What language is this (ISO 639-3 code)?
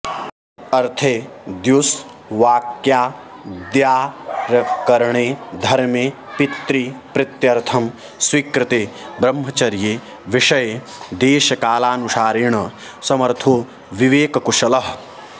san